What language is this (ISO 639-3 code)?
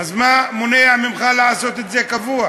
heb